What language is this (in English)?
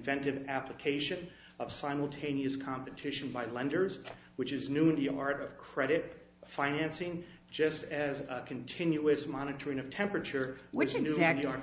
English